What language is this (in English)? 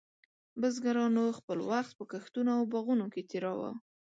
Pashto